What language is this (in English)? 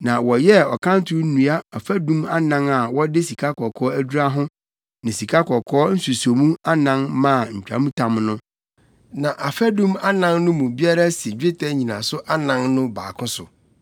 Akan